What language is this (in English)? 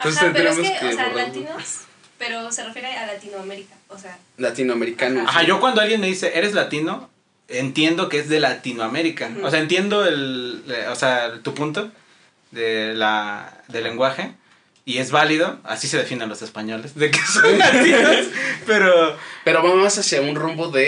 Spanish